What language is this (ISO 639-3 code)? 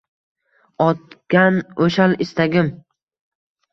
uzb